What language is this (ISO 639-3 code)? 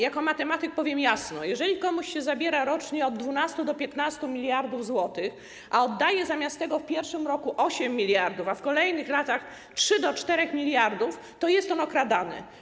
pol